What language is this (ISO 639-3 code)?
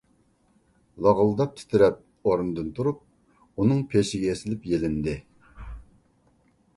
uig